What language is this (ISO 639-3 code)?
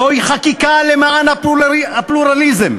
heb